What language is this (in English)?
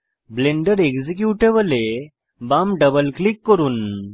Bangla